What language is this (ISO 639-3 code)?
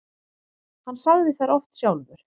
isl